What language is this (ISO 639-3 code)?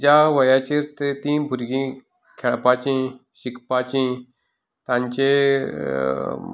kok